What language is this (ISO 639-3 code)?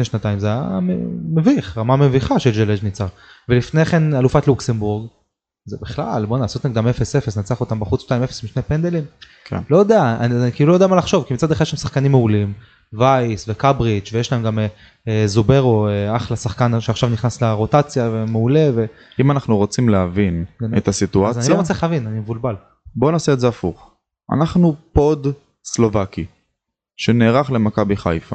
heb